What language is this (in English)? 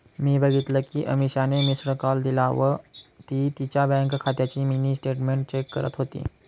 Marathi